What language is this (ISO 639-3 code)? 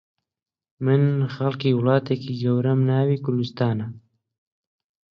ckb